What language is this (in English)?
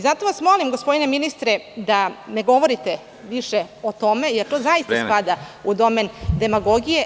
Serbian